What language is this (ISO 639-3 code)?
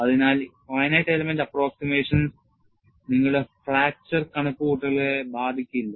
mal